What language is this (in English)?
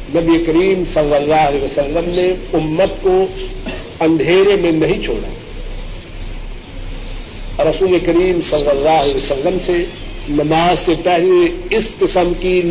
Urdu